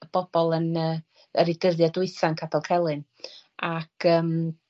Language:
Welsh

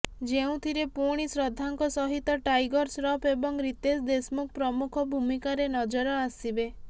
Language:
Odia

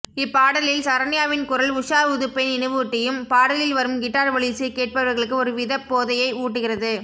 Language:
Tamil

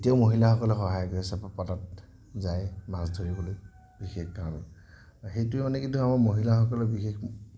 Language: Assamese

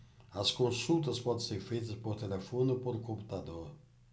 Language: Portuguese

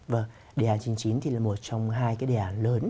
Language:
Vietnamese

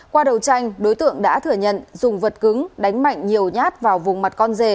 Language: Vietnamese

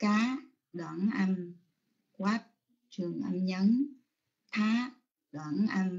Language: Vietnamese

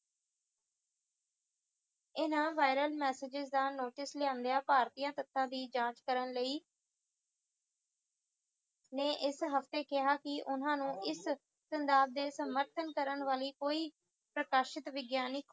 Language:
Punjabi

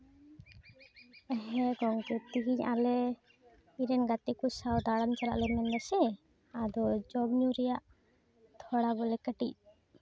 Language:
Santali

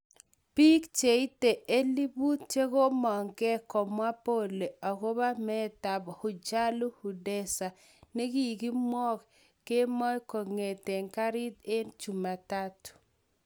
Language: Kalenjin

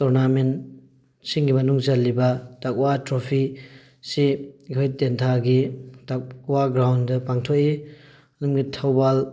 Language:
Manipuri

